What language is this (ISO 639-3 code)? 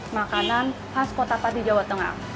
ind